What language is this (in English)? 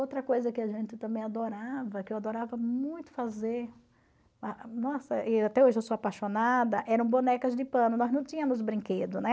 Portuguese